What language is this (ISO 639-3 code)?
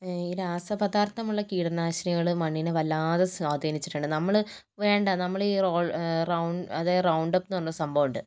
mal